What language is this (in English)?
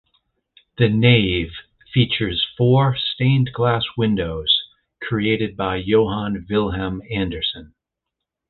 English